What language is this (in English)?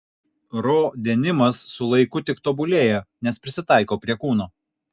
Lithuanian